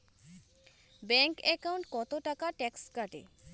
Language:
Bangla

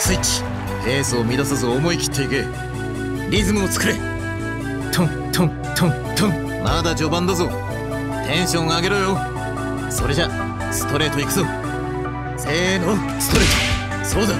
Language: Japanese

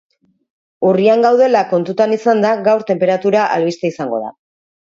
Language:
Basque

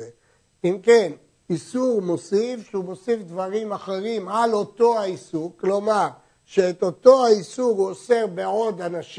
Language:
Hebrew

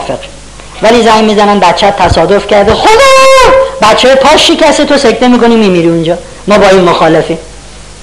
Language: Persian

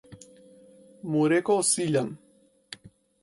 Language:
Macedonian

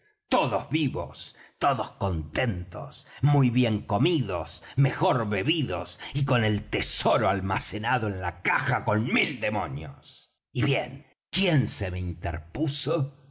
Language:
Spanish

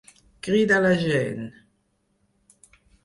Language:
Catalan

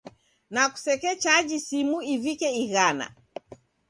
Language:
Taita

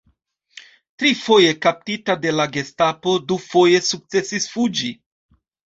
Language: Esperanto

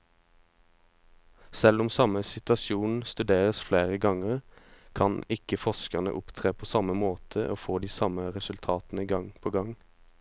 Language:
Norwegian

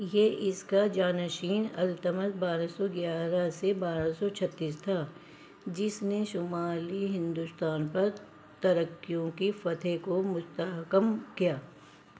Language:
Urdu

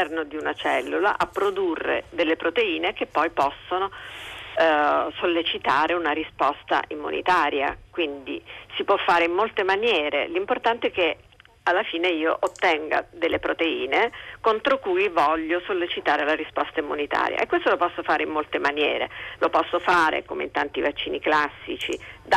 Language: Italian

